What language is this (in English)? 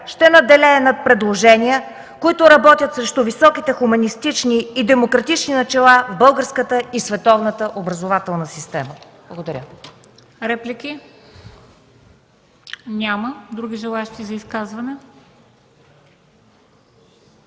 Bulgarian